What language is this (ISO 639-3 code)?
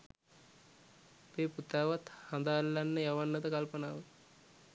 sin